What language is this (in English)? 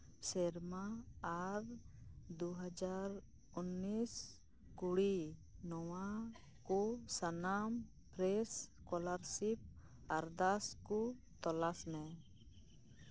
Santali